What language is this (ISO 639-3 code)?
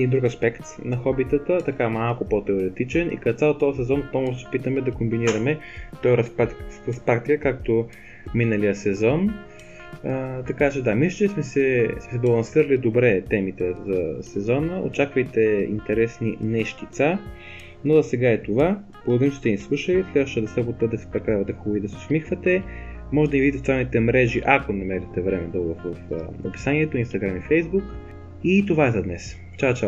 bul